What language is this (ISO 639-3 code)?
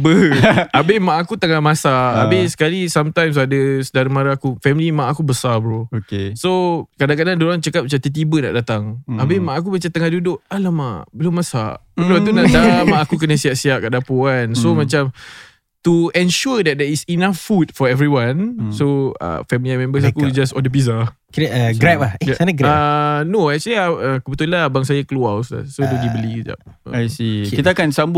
msa